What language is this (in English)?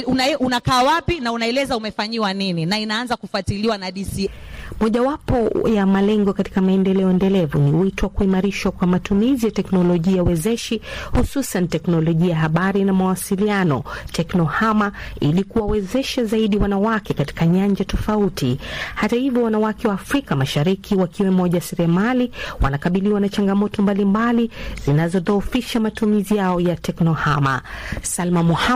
Swahili